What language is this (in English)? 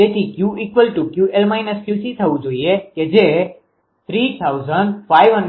Gujarati